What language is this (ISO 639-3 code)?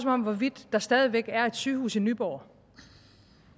dan